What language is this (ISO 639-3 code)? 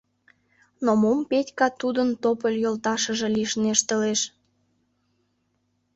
chm